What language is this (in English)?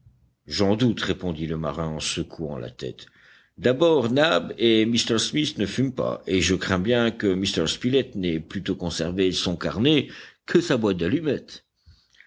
French